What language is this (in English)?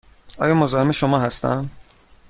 Persian